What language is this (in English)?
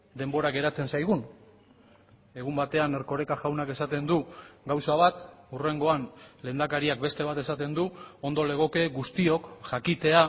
Basque